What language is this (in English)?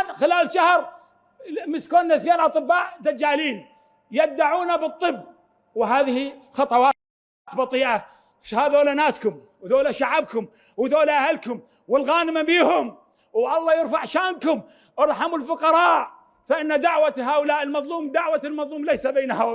Arabic